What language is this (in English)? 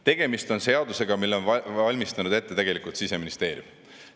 Estonian